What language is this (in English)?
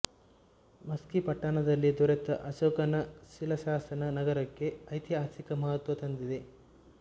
Kannada